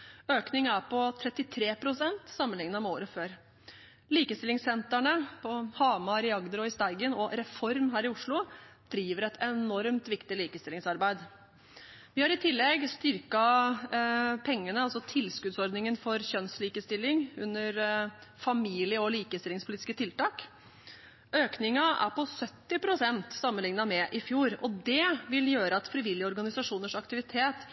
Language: Norwegian Bokmål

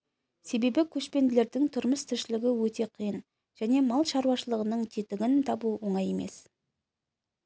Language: Kazakh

